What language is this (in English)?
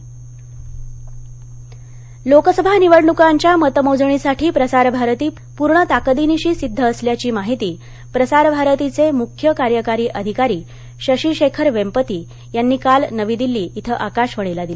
Marathi